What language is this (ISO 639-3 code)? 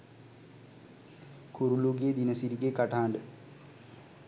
sin